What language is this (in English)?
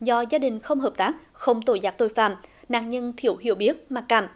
Vietnamese